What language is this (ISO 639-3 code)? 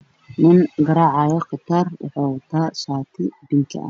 som